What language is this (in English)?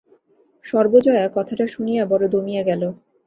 Bangla